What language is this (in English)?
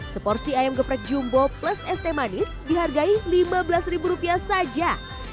Indonesian